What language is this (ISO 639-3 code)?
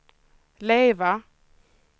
swe